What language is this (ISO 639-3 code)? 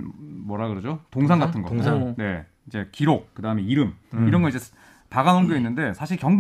kor